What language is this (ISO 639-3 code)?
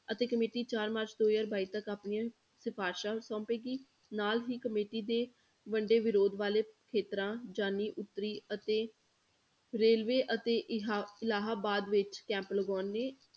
pan